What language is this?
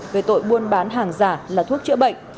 Vietnamese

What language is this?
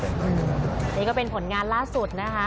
Thai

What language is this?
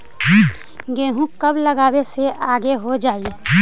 Magahi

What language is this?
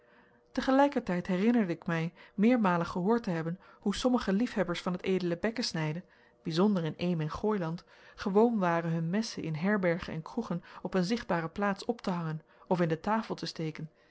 Dutch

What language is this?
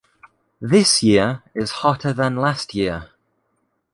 English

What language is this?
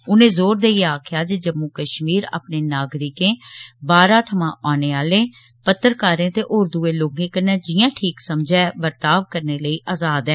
Dogri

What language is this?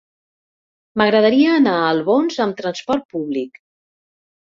Catalan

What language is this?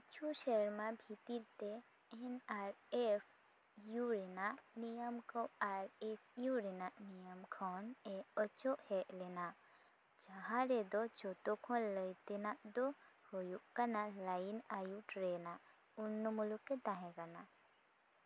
Santali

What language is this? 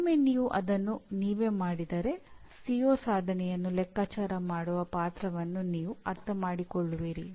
Kannada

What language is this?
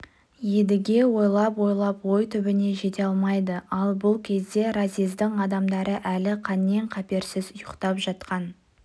Kazakh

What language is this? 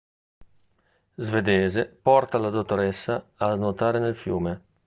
Italian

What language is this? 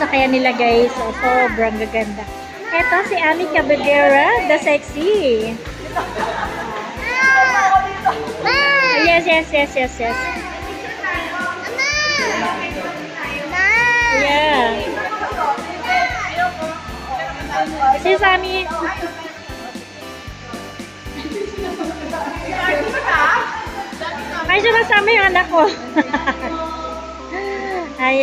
Filipino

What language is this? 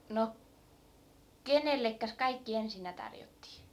Finnish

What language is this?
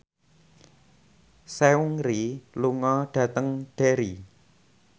Javanese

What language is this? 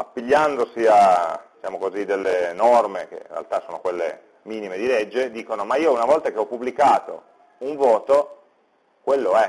Italian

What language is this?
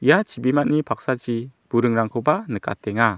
Garo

